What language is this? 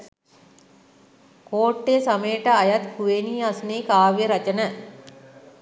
Sinhala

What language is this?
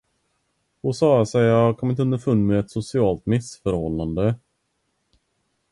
Swedish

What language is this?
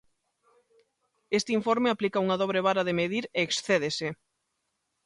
Galician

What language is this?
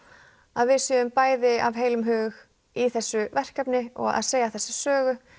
Icelandic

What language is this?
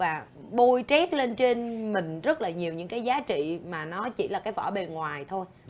Vietnamese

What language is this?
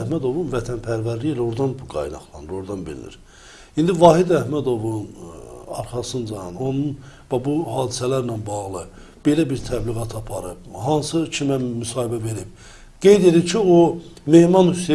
Turkish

